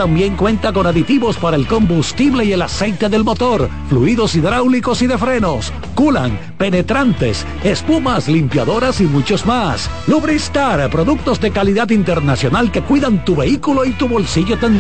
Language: Spanish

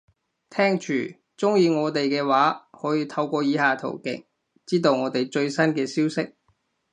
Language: Cantonese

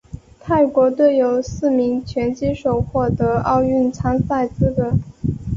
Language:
Chinese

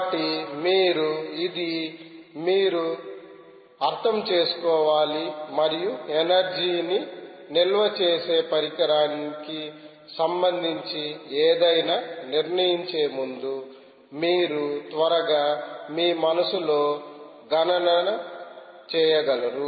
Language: Telugu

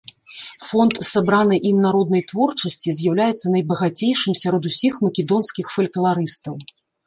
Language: Belarusian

